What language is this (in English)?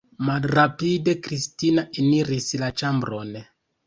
Esperanto